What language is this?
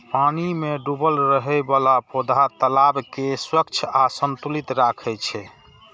Maithili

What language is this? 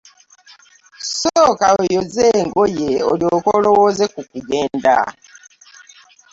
Ganda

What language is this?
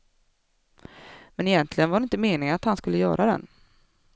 Swedish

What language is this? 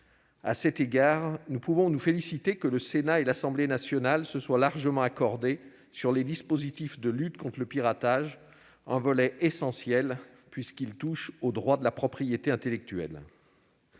French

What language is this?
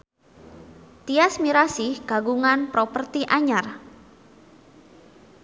Sundanese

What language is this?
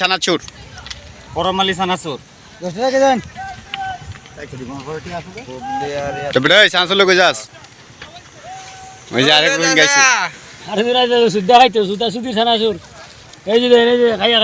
Bangla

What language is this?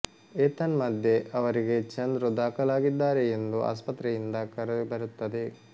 Kannada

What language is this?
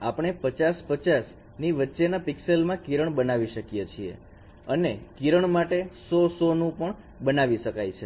Gujarati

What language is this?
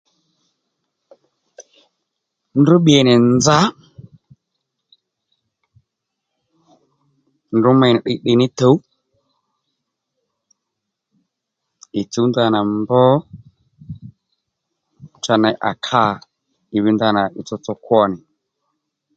Lendu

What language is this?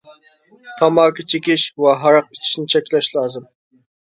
Uyghur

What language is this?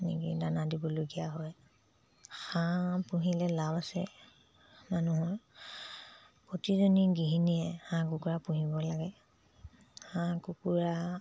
Assamese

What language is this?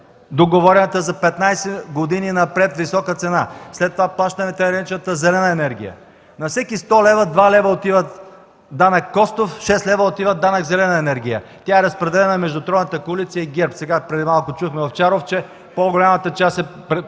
Bulgarian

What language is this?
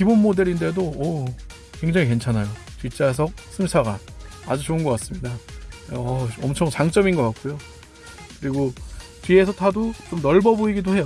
Korean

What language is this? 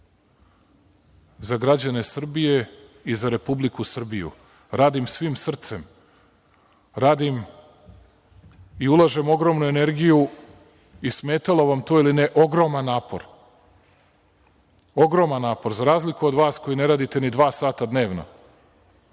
Serbian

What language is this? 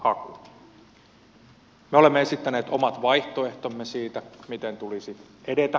Finnish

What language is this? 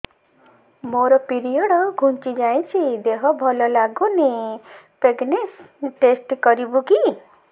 Odia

